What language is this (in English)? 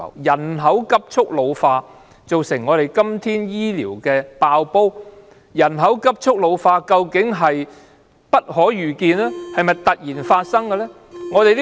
Cantonese